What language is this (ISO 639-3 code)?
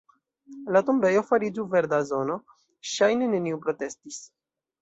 epo